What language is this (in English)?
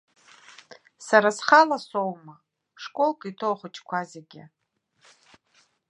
Abkhazian